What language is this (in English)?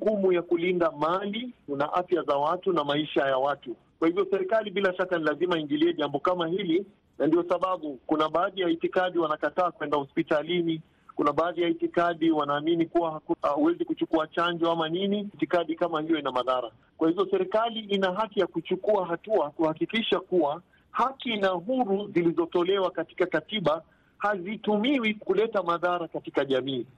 Swahili